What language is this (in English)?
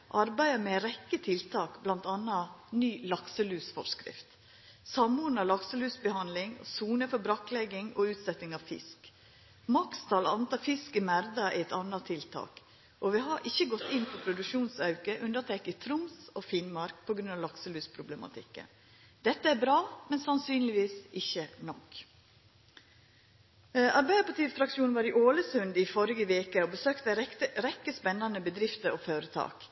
Norwegian Nynorsk